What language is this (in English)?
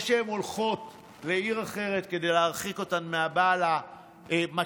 Hebrew